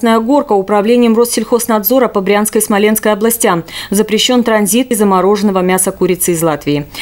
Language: Russian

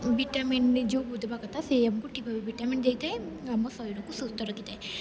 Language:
Odia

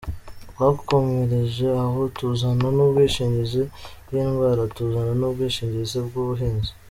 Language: Kinyarwanda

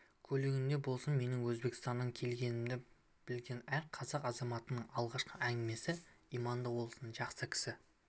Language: Kazakh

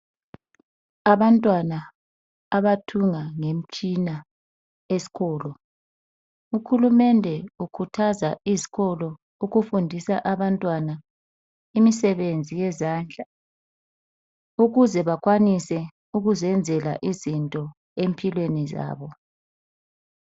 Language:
North Ndebele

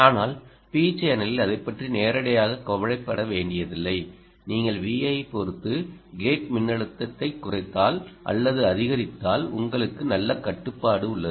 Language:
Tamil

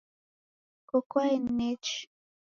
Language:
Taita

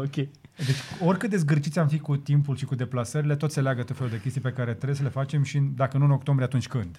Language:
Romanian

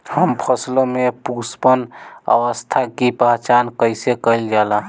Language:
Bhojpuri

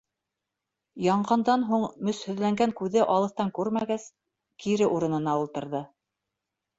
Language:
Bashkir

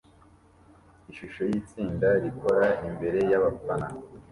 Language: Kinyarwanda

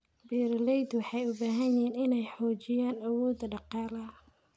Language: Somali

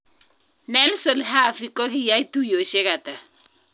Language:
Kalenjin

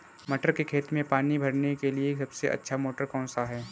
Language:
Hindi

